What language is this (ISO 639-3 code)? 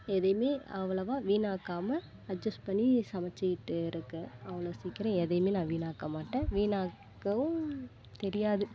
tam